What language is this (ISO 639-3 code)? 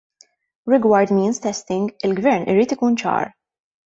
mlt